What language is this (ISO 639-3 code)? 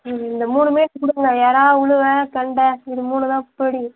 tam